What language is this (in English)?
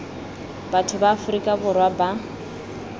Tswana